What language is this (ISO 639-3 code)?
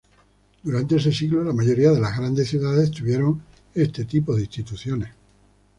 spa